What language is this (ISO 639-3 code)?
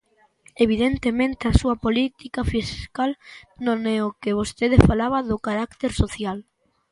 glg